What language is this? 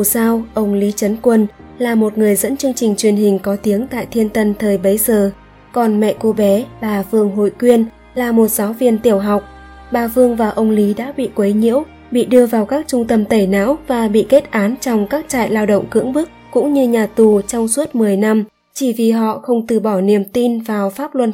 Vietnamese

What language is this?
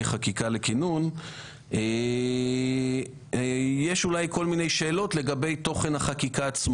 Hebrew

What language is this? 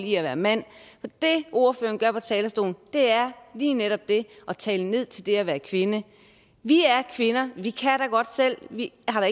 Danish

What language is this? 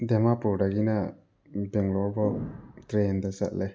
Manipuri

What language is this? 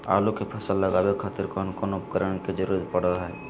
Magahi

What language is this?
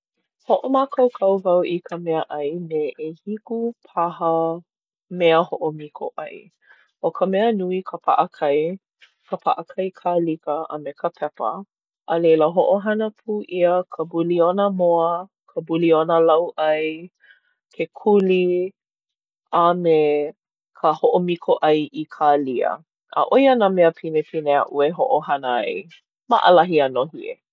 Hawaiian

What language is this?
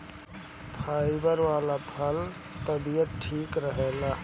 Bhojpuri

